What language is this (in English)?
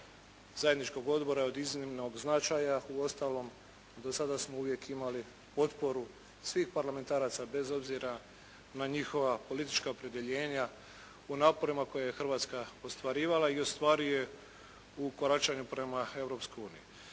Croatian